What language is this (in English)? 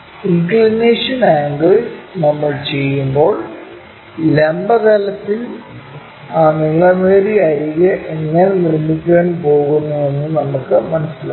Malayalam